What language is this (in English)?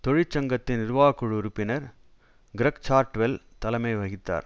Tamil